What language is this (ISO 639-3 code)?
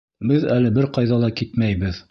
bak